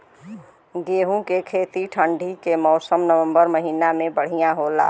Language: Bhojpuri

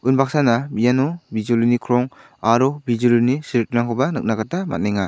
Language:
Garo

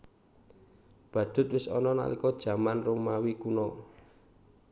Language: Javanese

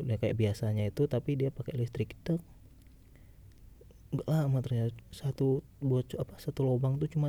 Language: Indonesian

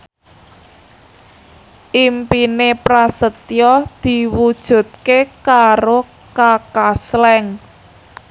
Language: Javanese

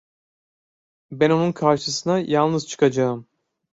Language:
Turkish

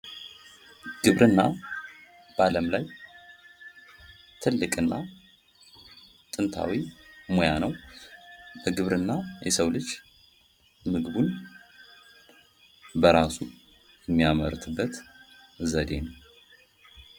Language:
Amharic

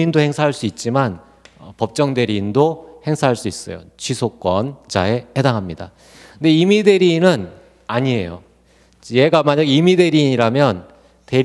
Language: Korean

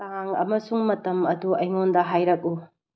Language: Manipuri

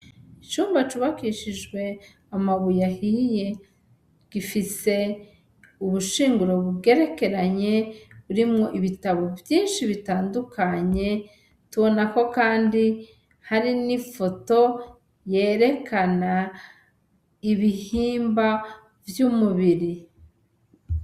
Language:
Rundi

